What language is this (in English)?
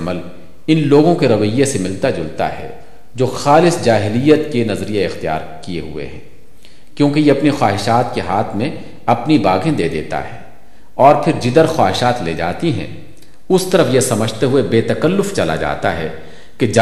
Urdu